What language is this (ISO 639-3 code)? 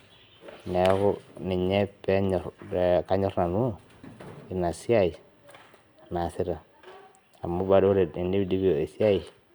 mas